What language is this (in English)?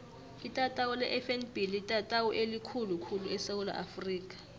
South Ndebele